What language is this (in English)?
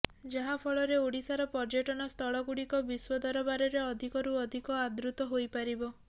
Odia